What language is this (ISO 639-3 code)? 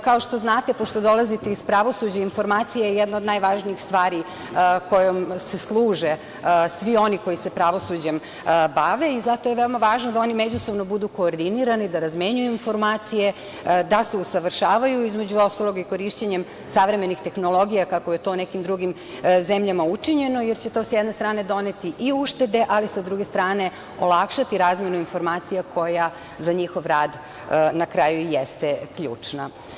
srp